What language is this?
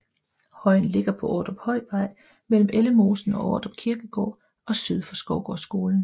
Danish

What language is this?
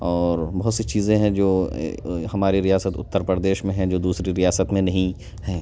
Urdu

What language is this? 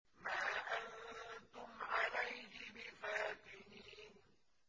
Arabic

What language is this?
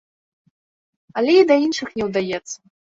Belarusian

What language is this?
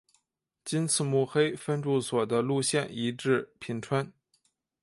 Chinese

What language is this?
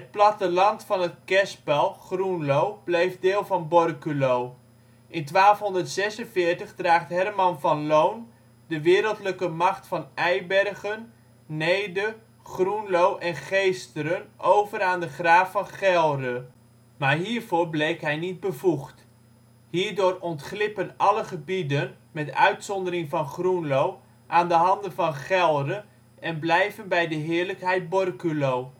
Dutch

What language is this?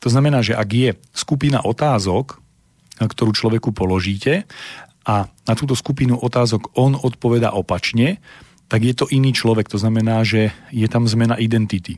Slovak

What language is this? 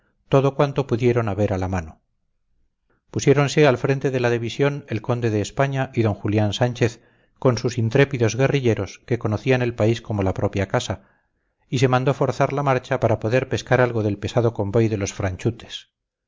Spanish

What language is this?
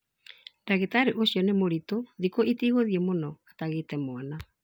Kikuyu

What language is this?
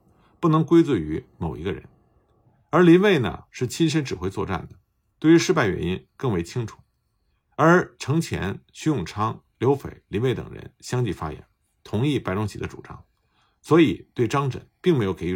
Chinese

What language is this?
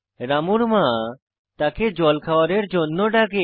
Bangla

